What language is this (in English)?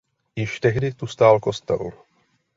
Czech